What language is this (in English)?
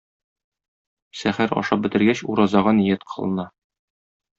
Tatar